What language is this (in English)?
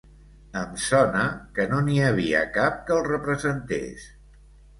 Catalan